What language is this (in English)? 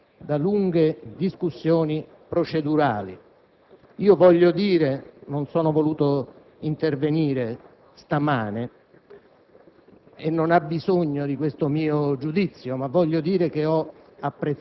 Italian